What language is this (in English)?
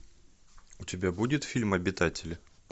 Russian